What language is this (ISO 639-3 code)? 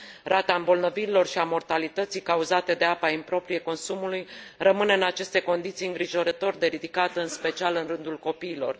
ron